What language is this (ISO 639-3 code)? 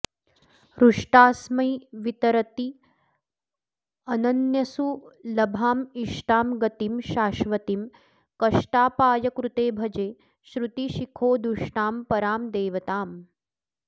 san